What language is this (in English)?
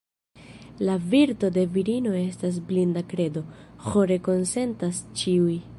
Esperanto